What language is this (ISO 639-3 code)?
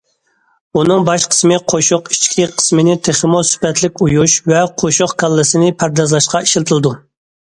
uig